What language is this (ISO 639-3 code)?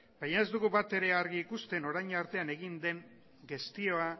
eus